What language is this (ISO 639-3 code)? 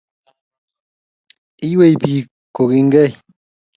kln